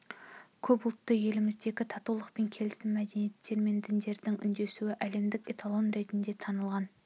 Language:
Kazakh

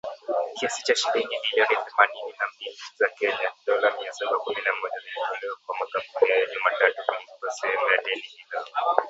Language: Swahili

